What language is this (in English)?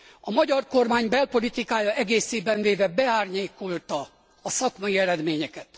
Hungarian